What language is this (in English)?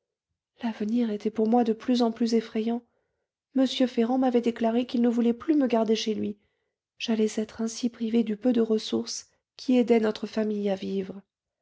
French